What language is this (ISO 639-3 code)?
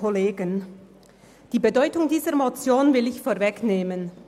gsw